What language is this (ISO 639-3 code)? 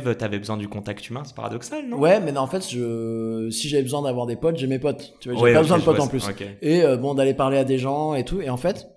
fra